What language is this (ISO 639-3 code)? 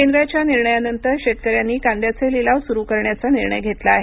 mar